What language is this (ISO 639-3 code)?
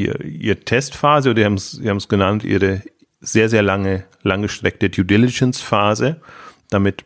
deu